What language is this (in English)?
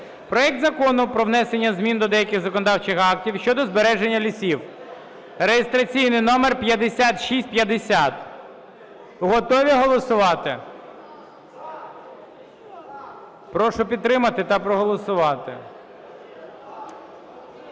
Ukrainian